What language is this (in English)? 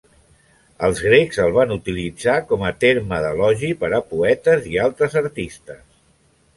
Catalan